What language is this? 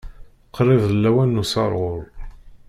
Kabyle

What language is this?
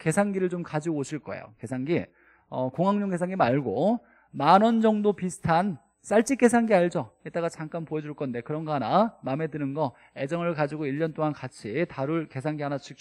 Korean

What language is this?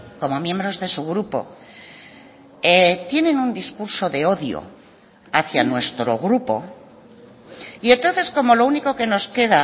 Spanish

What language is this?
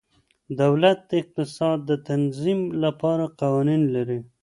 Pashto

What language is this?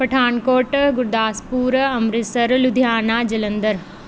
Punjabi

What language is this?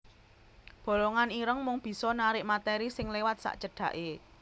Javanese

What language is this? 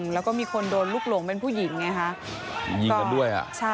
Thai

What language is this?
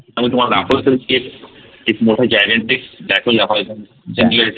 Marathi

